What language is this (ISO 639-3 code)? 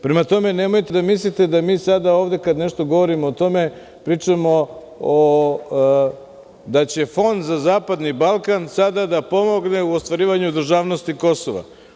srp